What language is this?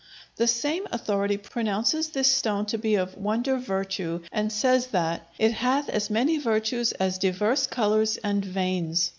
English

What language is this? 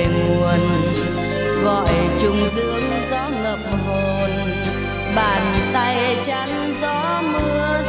Vietnamese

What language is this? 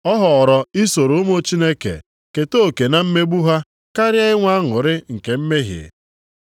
Igbo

